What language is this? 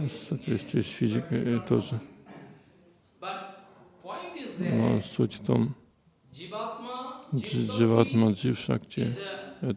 Russian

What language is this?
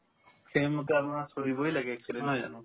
Assamese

